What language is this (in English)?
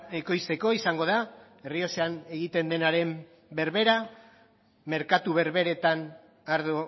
Basque